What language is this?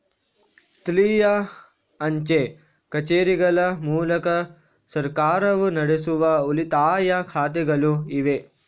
Kannada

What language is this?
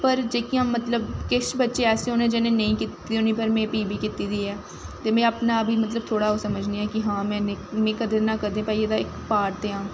Dogri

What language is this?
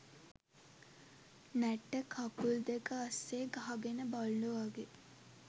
Sinhala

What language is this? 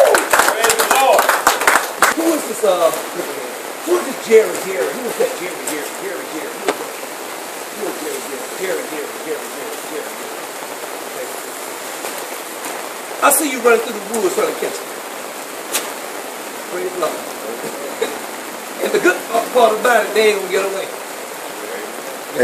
English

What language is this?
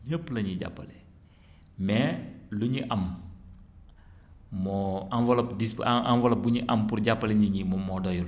Wolof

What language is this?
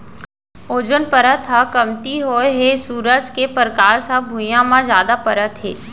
Chhattisgarhi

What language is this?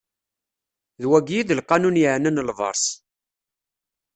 Kabyle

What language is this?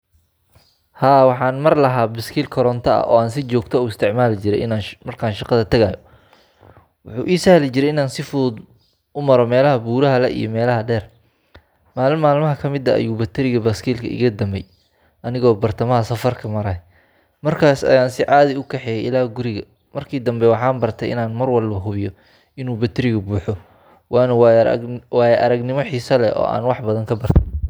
Somali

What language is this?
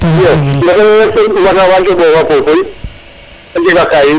Serer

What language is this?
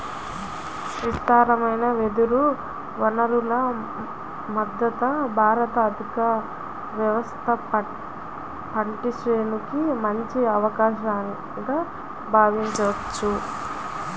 Telugu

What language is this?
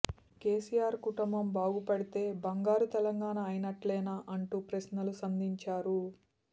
Telugu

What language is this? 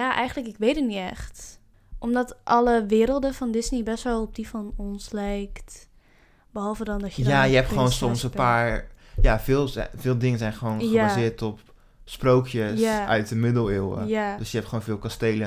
Dutch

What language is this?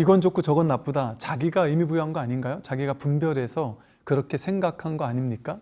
Korean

